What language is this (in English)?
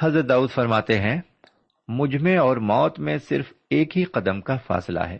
Urdu